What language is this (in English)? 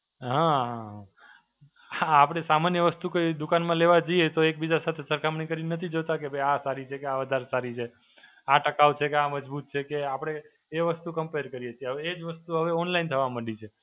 Gujarati